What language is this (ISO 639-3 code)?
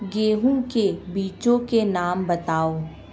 hin